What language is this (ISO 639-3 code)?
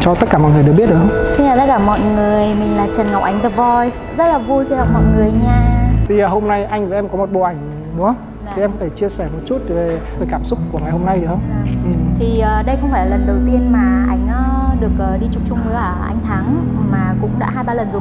vie